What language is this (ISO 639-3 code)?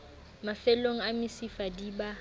sot